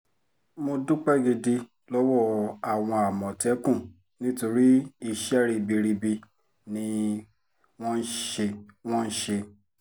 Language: Yoruba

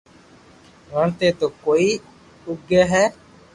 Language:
Loarki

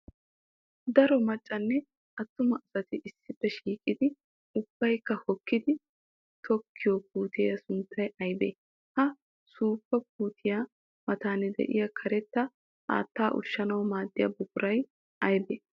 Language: Wolaytta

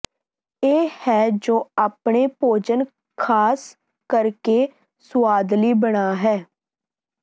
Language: Punjabi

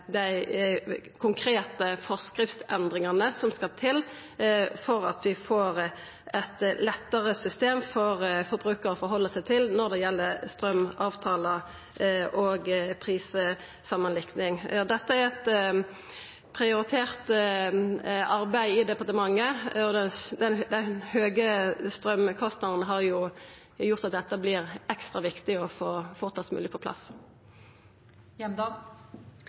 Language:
Norwegian Nynorsk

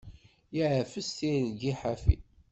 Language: Kabyle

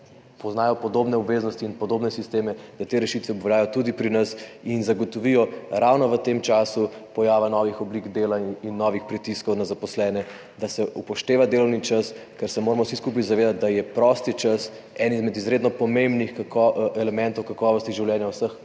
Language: Slovenian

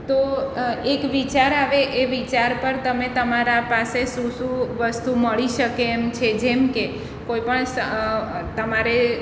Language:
Gujarati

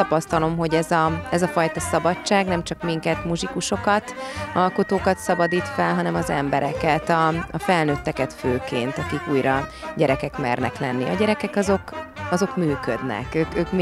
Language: Hungarian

